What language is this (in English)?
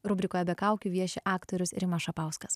Lithuanian